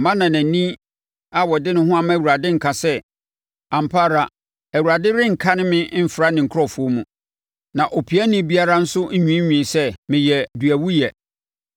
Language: Akan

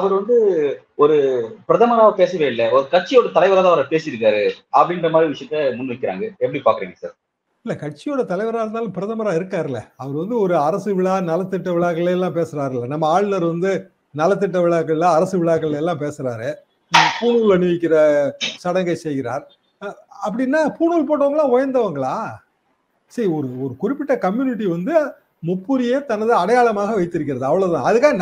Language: Tamil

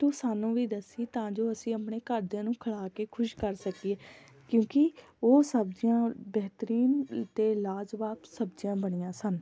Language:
Punjabi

